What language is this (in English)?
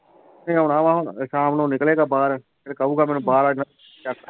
Punjabi